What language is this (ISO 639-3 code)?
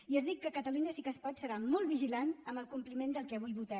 cat